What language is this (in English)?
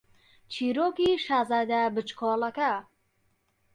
Central Kurdish